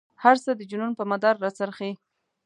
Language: Pashto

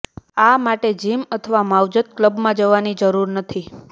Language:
Gujarati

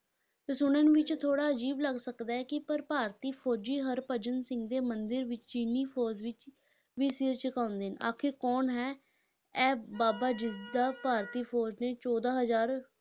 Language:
Punjabi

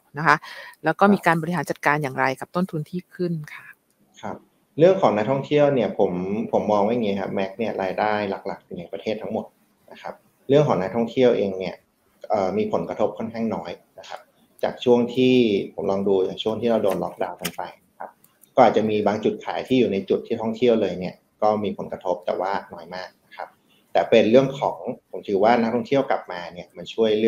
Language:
Thai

